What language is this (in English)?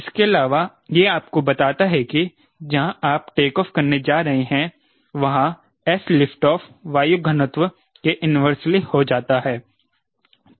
Hindi